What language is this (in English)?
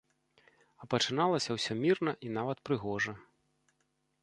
Belarusian